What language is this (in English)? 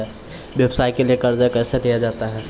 Maithili